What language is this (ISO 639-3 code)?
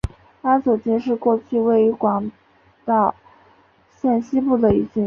zho